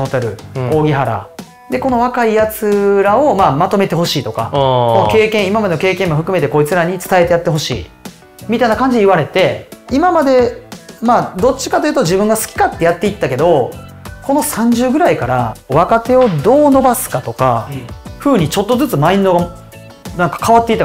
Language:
Japanese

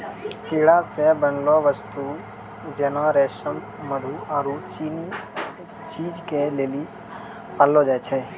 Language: Maithili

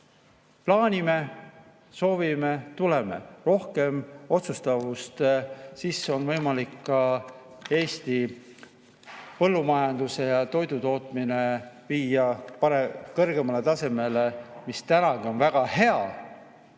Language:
Estonian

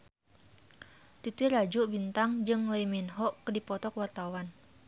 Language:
Sundanese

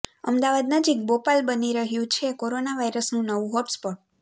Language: Gujarati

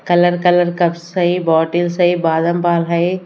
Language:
Hindi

